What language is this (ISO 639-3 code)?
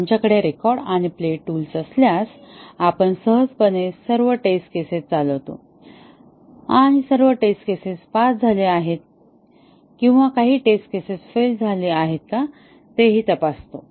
mar